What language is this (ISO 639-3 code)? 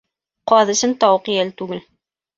bak